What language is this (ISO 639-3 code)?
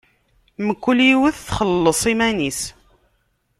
kab